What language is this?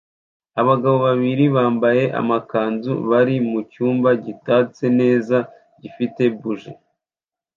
Kinyarwanda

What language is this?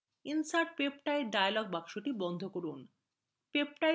Bangla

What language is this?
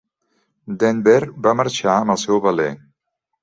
Catalan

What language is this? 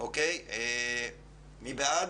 Hebrew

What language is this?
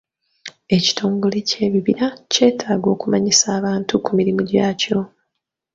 Ganda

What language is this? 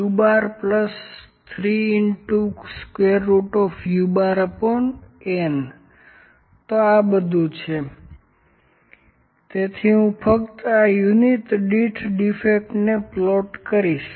Gujarati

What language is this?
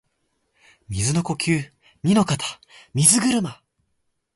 Japanese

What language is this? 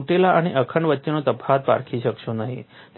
Gujarati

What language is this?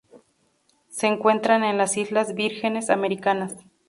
Spanish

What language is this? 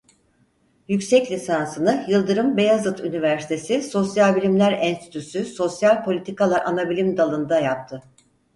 Turkish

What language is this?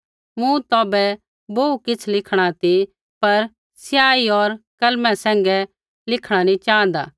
Kullu Pahari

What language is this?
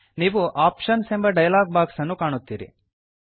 Kannada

